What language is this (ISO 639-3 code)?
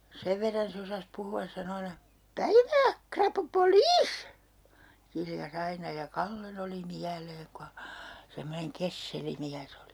fin